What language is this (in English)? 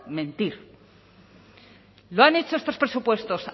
Spanish